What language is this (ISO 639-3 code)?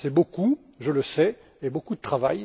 fra